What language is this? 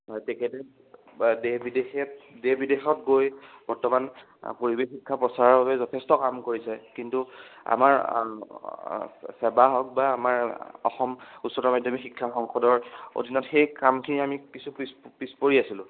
Assamese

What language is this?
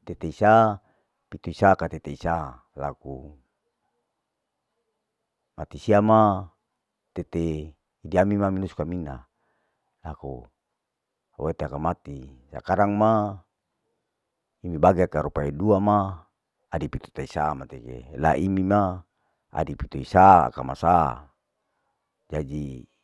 Larike-Wakasihu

